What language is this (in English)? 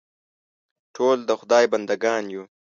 Pashto